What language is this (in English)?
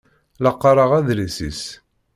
Kabyle